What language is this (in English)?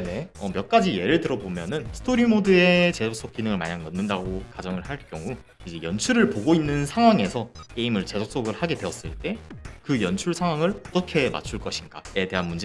Korean